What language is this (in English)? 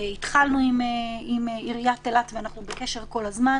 Hebrew